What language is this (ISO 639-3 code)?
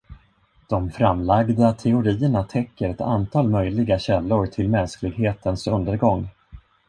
swe